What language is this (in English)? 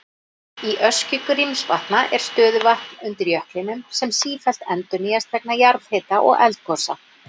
Icelandic